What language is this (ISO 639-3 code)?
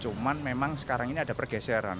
ind